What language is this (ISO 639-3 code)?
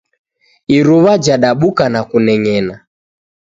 dav